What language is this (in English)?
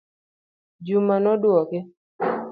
Luo (Kenya and Tanzania)